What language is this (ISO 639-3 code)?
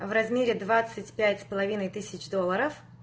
rus